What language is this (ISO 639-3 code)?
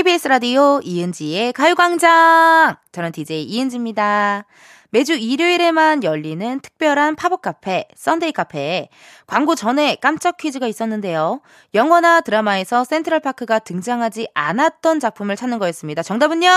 kor